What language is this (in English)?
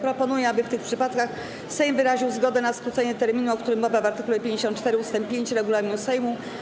Polish